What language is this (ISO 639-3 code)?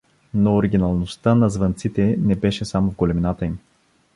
bul